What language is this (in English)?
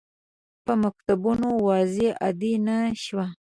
Pashto